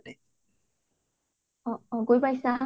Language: Assamese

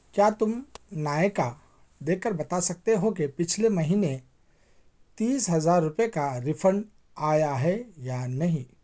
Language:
Urdu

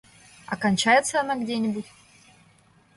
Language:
Russian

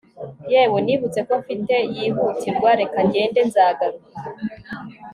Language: Kinyarwanda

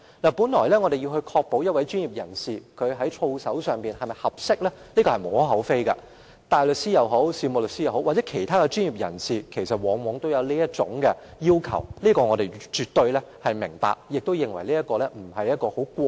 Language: Cantonese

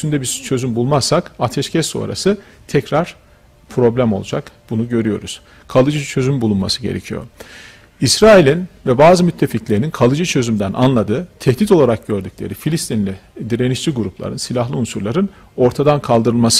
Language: Turkish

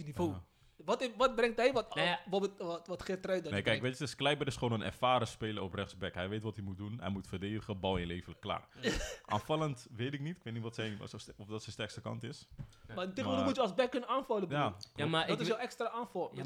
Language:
Dutch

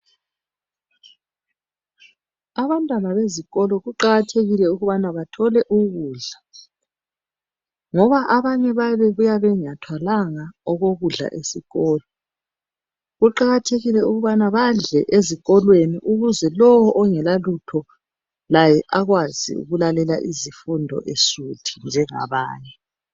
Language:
North Ndebele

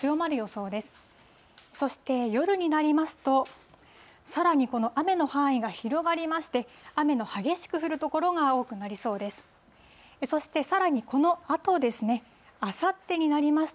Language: Japanese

